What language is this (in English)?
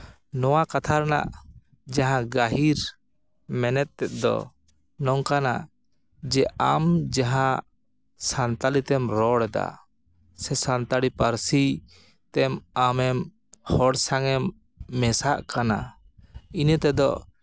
Santali